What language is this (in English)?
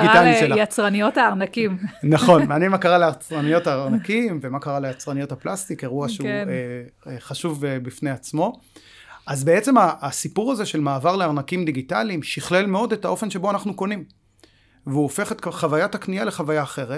Hebrew